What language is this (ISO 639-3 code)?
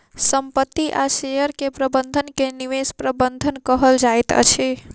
mai